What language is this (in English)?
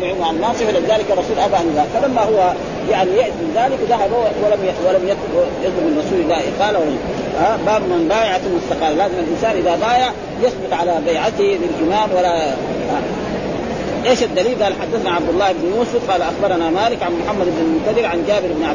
Arabic